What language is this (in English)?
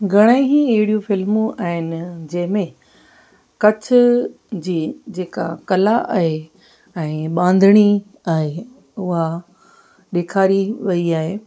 Sindhi